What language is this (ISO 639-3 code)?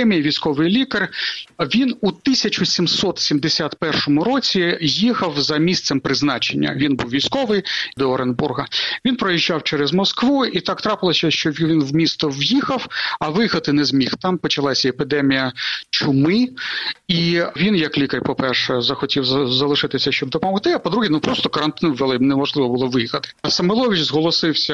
ukr